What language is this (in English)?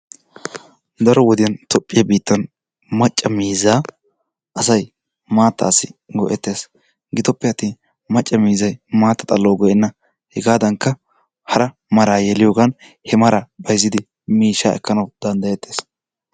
Wolaytta